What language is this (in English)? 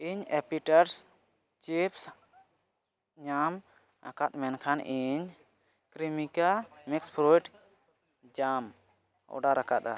Santali